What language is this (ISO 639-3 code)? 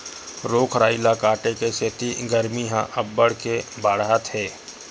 hne